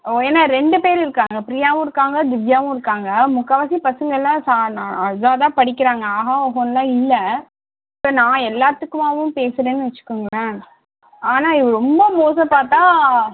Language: Tamil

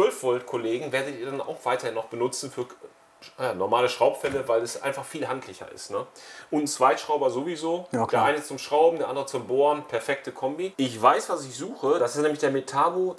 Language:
German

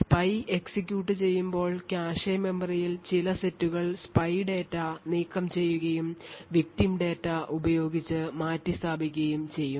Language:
Malayalam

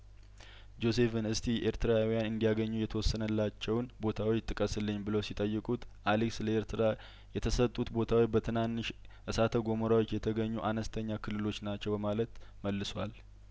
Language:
Amharic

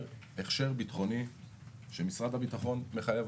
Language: Hebrew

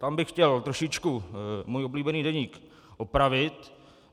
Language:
Czech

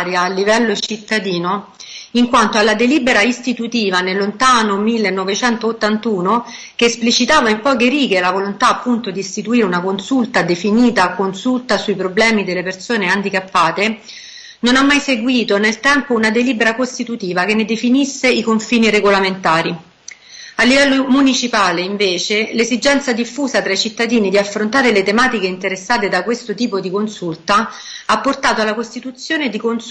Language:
Italian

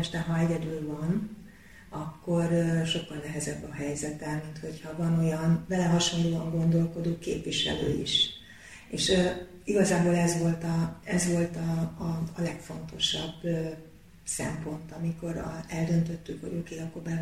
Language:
Hungarian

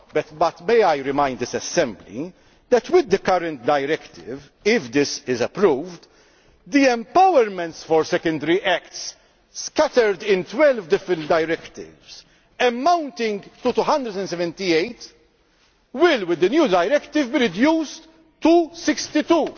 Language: English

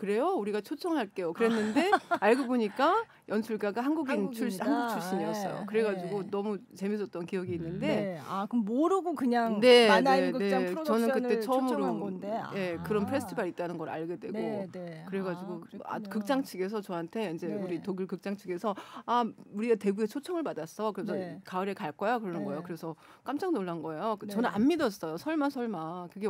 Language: Korean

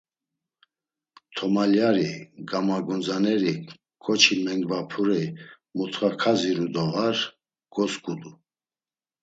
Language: Laz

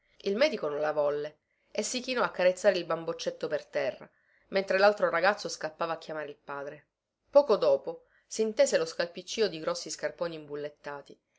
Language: Italian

